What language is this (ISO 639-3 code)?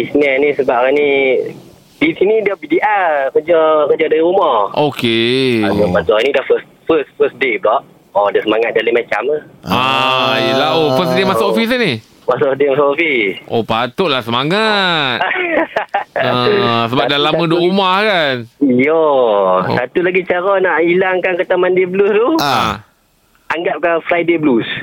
msa